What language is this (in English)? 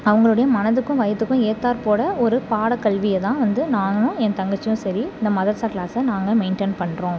Tamil